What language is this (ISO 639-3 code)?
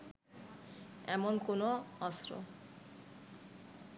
ben